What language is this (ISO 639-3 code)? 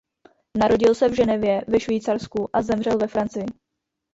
ces